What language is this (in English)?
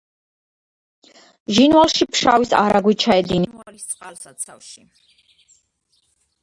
Georgian